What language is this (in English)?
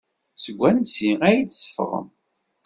Kabyle